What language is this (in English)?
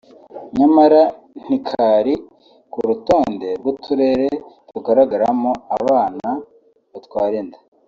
Kinyarwanda